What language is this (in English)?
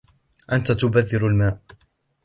Arabic